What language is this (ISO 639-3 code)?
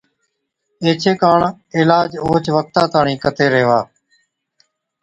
odk